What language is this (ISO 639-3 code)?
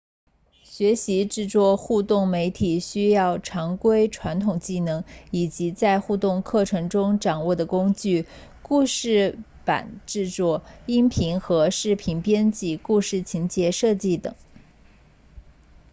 zho